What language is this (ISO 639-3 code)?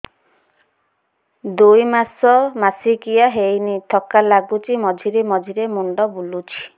ori